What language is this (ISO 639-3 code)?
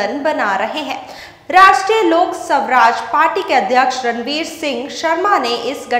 hin